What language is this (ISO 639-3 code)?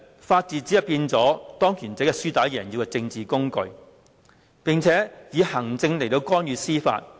yue